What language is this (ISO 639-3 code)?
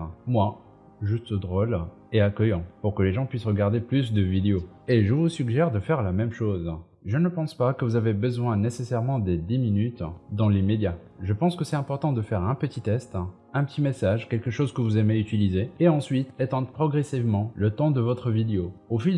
fra